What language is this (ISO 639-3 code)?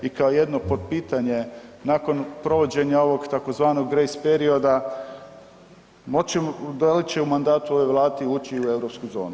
hrv